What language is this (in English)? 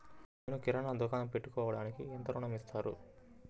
Telugu